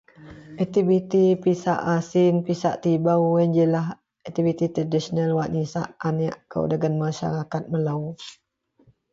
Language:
Central Melanau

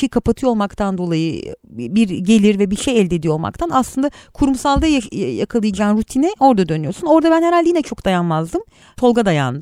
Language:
Turkish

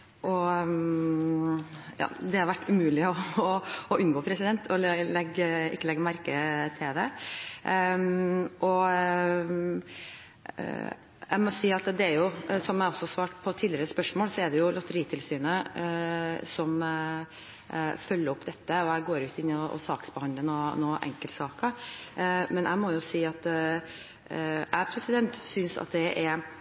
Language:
Norwegian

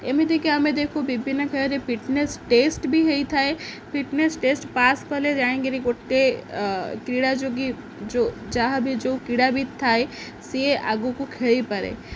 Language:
Odia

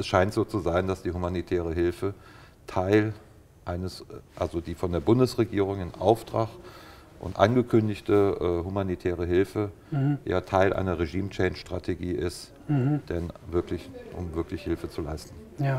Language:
German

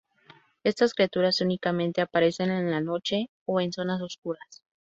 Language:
Spanish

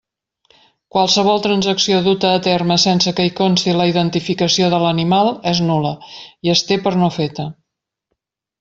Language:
Catalan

